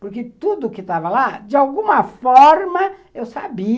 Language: Portuguese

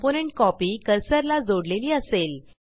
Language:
Marathi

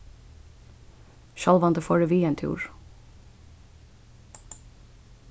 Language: Faroese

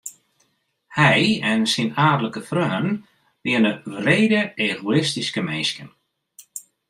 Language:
Western Frisian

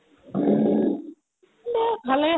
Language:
Assamese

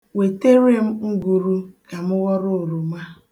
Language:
Igbo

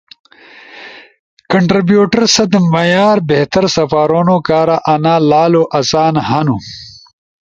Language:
Ushojo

